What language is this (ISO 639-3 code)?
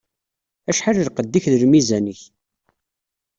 kab